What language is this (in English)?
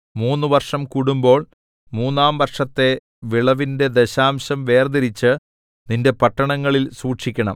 Malayalam